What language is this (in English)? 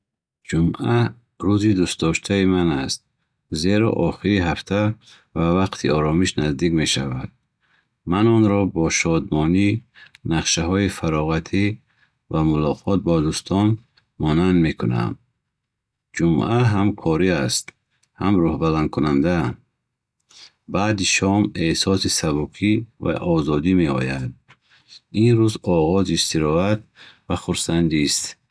Bukharic